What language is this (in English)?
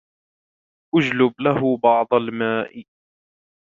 Arabic